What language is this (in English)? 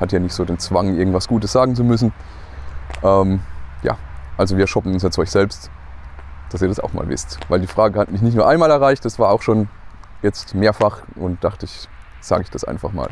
German